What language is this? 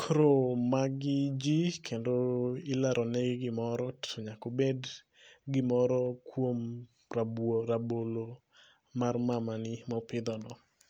Luo (Kenya and Tanzania)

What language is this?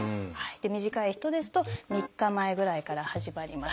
Japanese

